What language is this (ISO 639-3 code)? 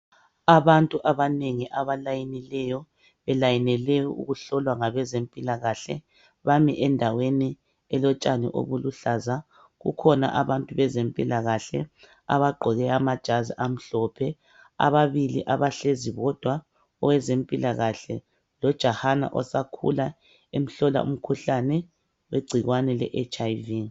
nde